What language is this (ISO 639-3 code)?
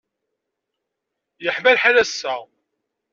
kab